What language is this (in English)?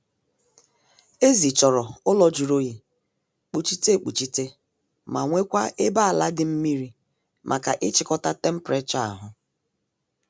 Igbo